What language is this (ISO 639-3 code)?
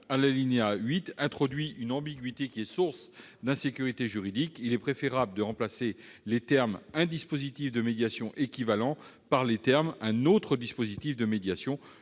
fra